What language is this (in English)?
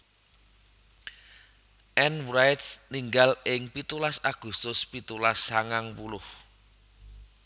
Javanese